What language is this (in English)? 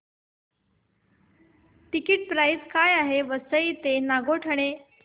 Marathi